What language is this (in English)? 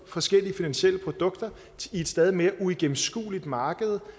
Danish